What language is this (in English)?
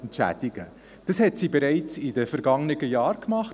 Swiss German